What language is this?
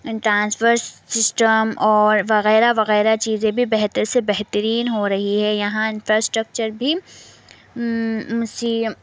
Urdu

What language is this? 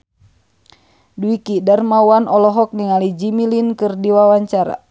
Sundanese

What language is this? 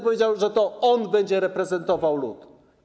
Polish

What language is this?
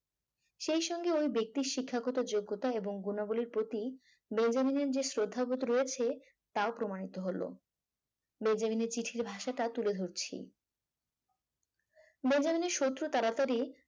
Bangla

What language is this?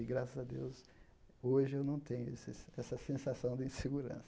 Portuguese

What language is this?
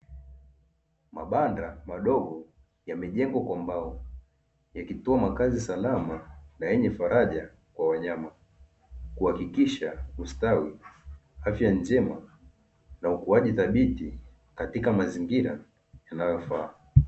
Swahili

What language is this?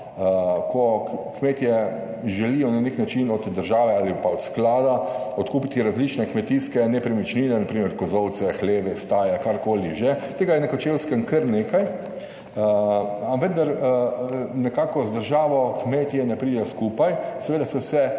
Slovenian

